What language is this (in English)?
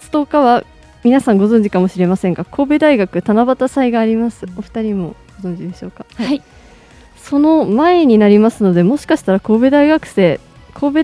Japanese